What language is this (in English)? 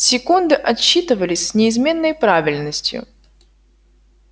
Russian